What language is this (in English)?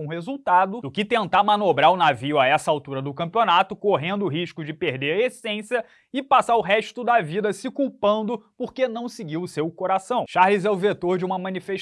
Portuguese